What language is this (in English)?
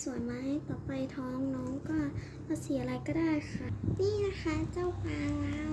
Thai